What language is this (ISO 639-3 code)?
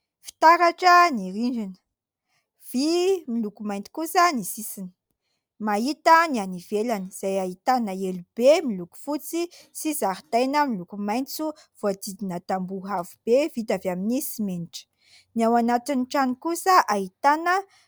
mlg